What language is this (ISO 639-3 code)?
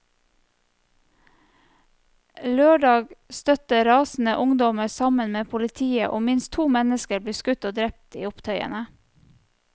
nor